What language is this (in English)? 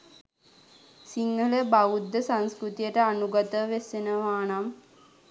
Sinhala